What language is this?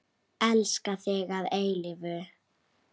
Icelandic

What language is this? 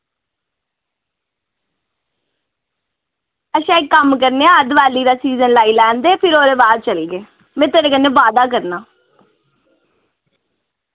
Dogri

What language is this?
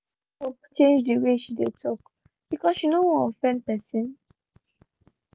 Nigerian Pidgin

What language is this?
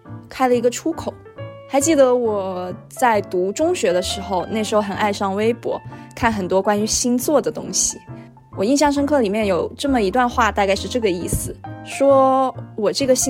Chinese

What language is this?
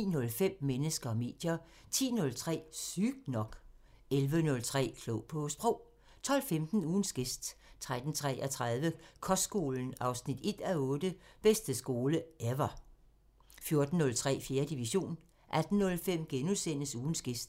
Danish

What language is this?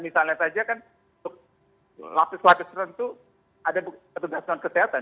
Indonesian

